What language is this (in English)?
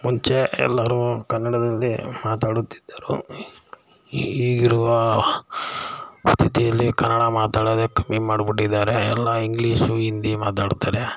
Kannada